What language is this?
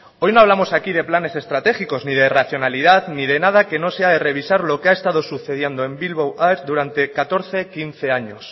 Spanish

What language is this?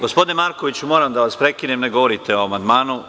Serbian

